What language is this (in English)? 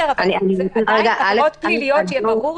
Hebrew